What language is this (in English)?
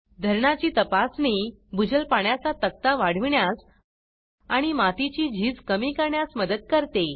Marathi